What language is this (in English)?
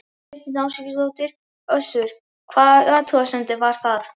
Icelandic